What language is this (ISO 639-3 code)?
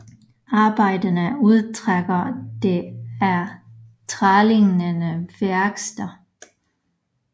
dan